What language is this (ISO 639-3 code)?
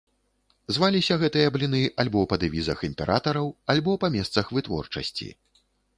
bel